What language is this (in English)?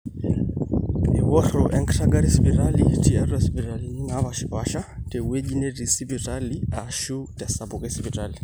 Masai